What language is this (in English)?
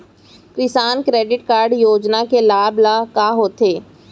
Chhattisgarhi